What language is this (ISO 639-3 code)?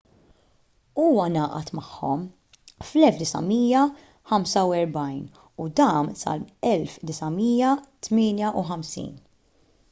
mlt